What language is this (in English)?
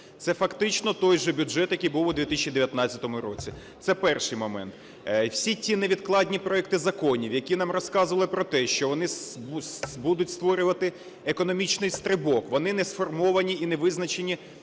Ukrainian